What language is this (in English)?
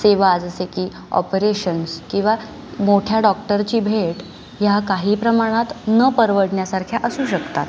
Marathi